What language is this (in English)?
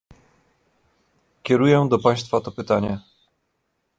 Polish